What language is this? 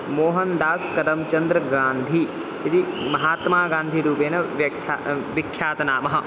Sanskrit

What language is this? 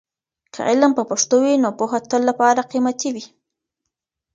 Pashto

